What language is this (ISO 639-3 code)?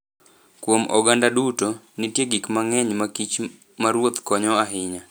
luo